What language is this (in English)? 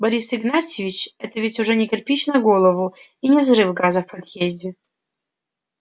Russian